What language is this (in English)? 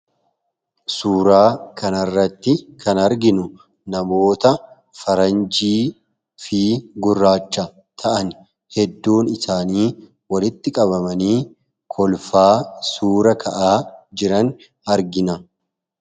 Oromo